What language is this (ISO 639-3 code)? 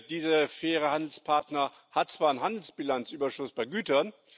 deu